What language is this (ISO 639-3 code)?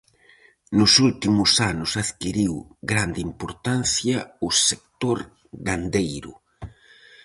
glg